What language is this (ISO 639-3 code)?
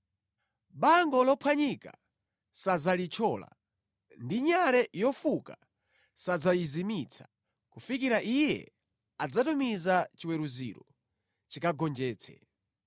nya